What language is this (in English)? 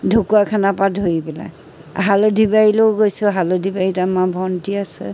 Assamese